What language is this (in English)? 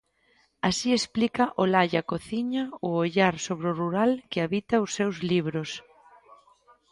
Galician